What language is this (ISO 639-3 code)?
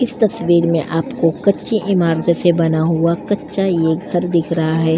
hin